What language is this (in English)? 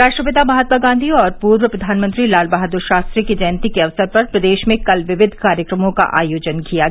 Hindi